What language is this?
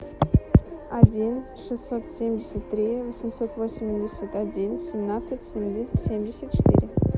Russian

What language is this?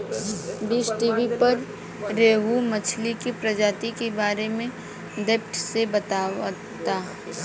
Bhojpuri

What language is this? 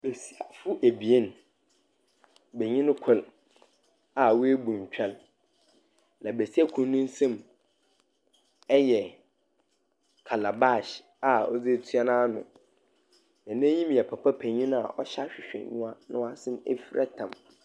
Akan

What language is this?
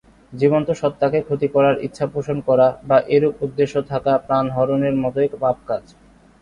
Bangla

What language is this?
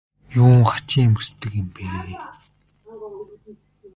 Mongolian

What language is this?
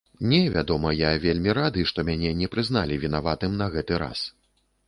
Belarusian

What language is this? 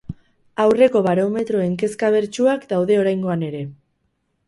Basque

